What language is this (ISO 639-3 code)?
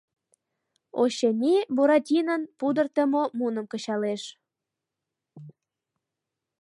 chm